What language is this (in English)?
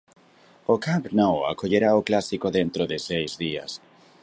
Galician